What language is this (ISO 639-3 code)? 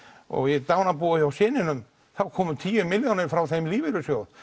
isl